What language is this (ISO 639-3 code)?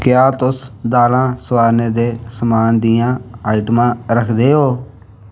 doi